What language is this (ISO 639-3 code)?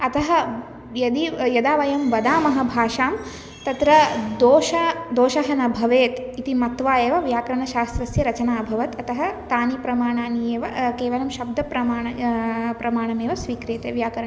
san